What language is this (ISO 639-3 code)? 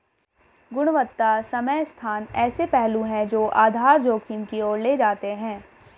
hin